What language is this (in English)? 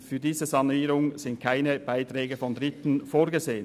Swiss German